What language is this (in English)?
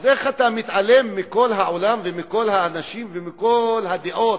Hebrew